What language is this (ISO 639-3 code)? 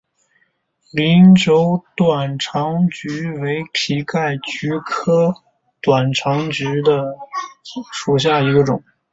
zho